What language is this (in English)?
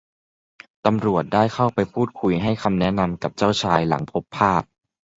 Thai